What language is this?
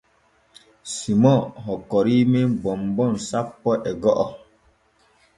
Borgu Fulfulde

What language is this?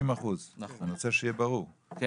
Hebrew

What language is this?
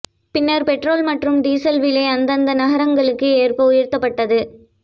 Tamil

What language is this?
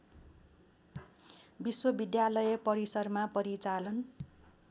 Nepali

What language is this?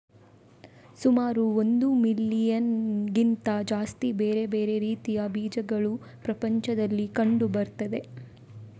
Kannada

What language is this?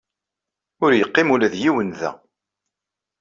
Kabyle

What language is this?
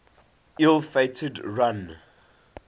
English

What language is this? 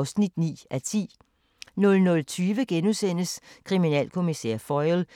Danish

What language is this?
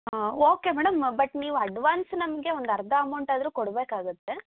Kannada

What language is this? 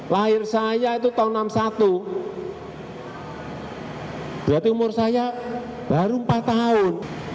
Indonesian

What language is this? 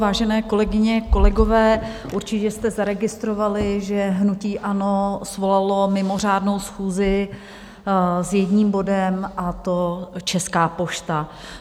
Czech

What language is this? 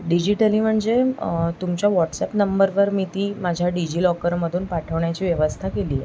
Marathi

